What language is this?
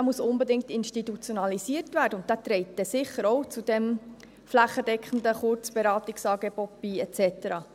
Swiss German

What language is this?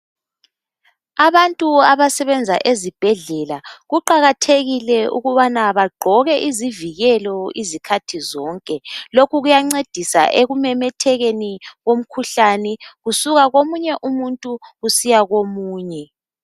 North Ndebele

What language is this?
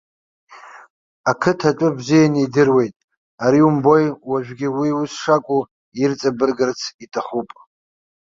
Abkhazian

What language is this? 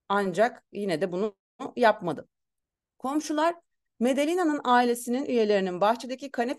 Turkish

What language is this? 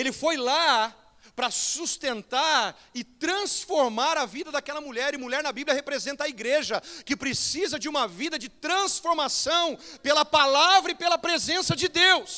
Portuguese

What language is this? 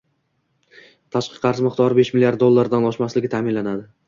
Uzbek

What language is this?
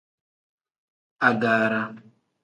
Tem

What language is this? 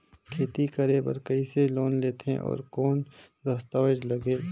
Chhattisgarhi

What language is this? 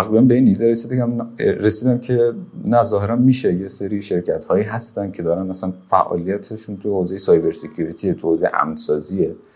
Persian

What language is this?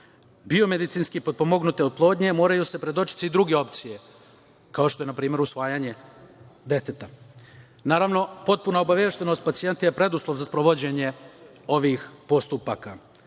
Serbian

